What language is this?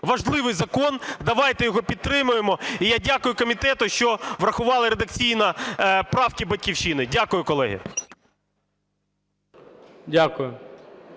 Ukrainian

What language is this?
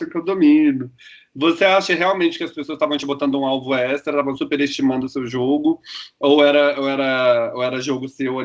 Portuguese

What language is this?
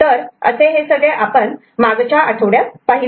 Marathi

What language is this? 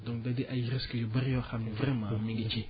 Wolof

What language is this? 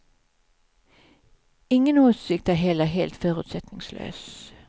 Swedish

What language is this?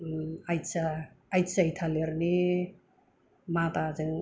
Bodo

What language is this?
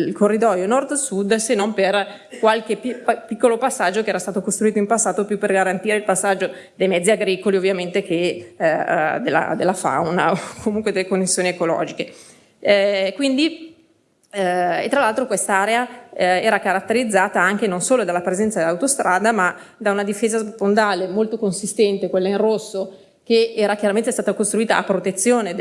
Italian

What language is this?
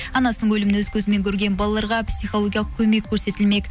Kazakh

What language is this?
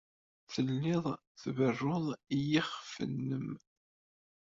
Kabyle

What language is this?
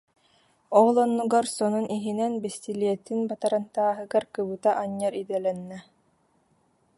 Yakut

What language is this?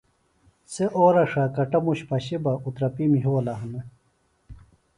Phalura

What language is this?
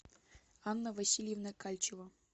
Russian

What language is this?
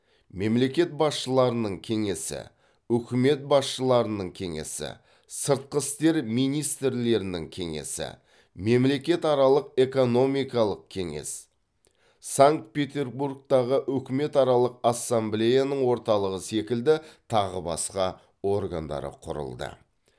Kazakh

